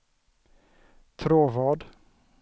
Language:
Swedish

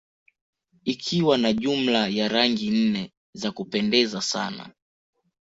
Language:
Swahili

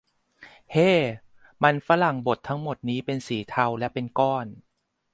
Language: Thai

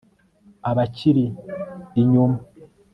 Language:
Kinyarwanda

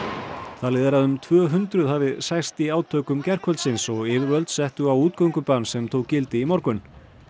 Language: Icelandic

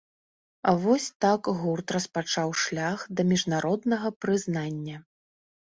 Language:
Belarusian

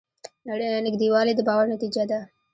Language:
Pashto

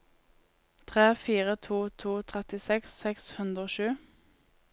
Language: Norwegian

